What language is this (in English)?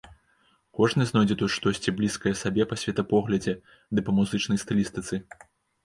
Belarusian